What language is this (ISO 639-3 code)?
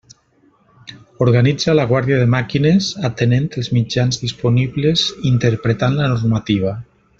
cat